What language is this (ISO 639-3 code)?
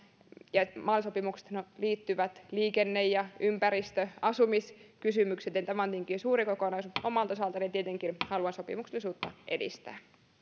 fin